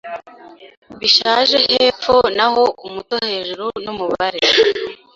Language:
Kinyarwanda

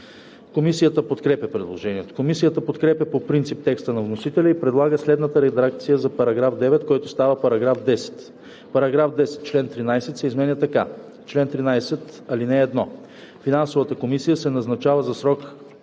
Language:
Bulgarian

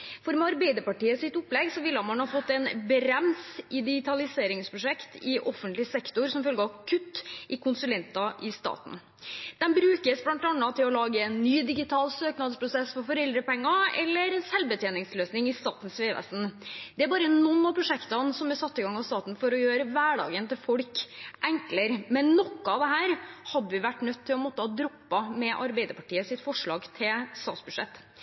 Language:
Norwegian Bokmål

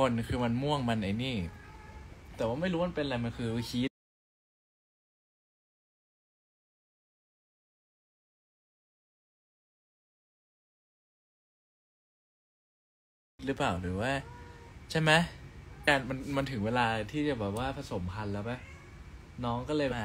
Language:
Thai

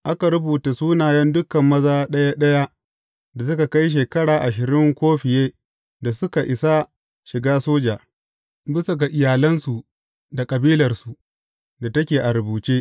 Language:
Hausa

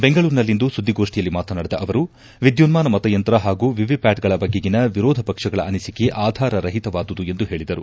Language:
Kannada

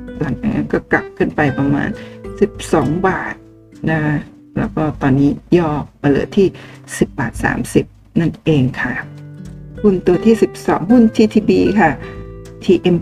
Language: Thai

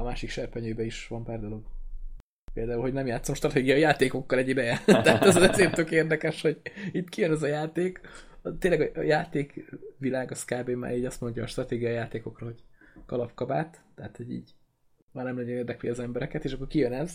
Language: Hungarian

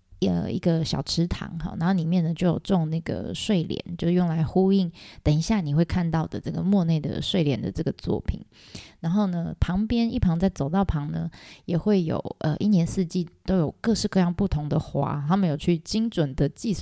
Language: Chinese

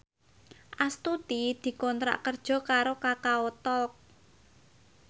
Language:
Javanese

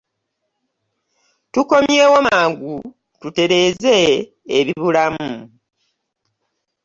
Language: Ganda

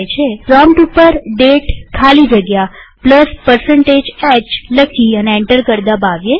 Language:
Gujarati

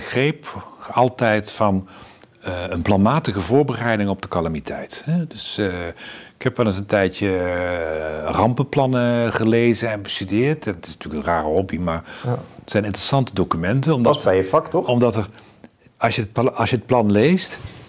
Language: Dutch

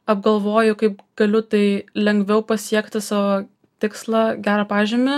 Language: Lithuanian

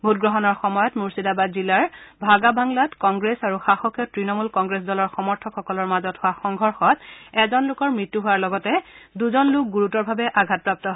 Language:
Assamese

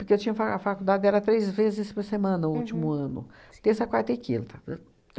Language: Portuguese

